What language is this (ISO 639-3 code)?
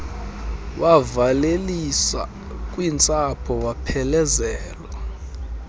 xho